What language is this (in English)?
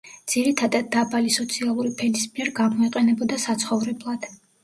Georgian